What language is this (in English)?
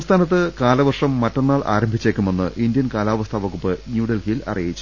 Malayalam